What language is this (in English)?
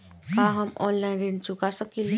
Bhojpuri